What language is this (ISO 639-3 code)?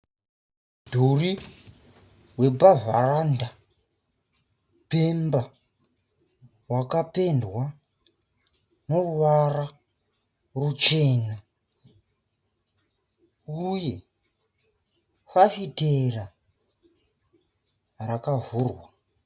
sna